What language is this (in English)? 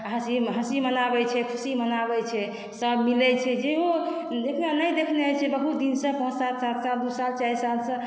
Maithili